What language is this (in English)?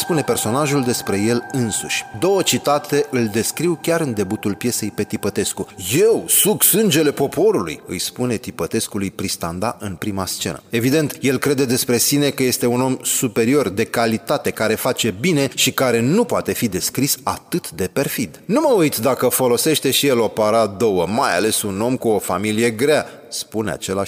Romanian